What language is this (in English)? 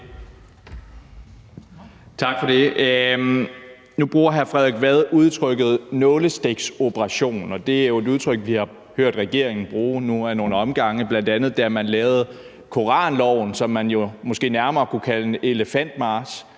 Danish